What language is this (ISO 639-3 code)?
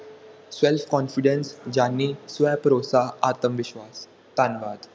pan